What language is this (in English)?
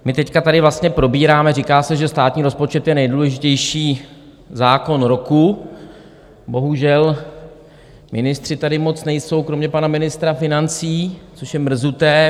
Czech